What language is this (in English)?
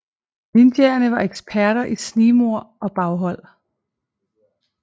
Danish